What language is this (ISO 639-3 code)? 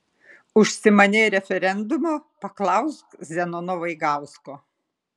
lit